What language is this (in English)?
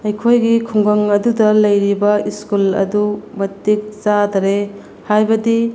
Manipuri